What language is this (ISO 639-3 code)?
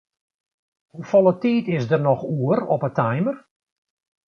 fry